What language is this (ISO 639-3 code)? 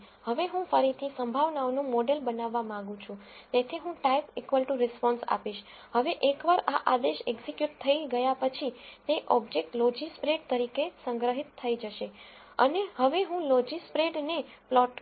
guj